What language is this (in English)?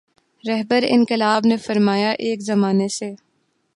Urdu